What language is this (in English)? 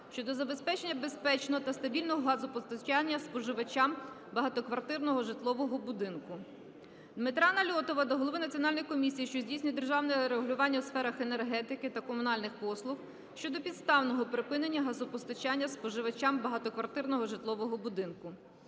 Ukrainian